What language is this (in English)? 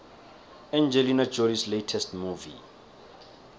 South Ndebele